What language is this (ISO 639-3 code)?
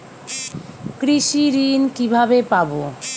ben